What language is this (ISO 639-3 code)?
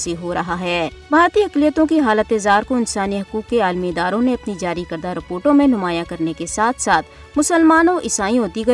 urd